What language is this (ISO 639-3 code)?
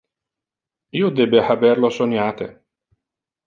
ina